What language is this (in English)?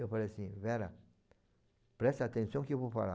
Portuguese